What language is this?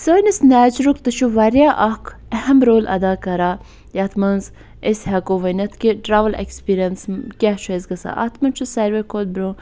Kashmiri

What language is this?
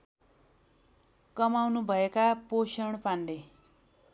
Nepali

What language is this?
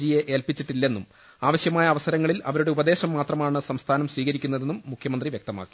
Malayalam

